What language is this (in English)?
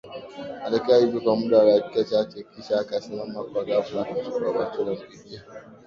Swahili